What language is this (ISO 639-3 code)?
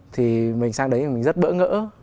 vie